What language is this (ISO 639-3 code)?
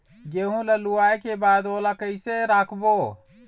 hne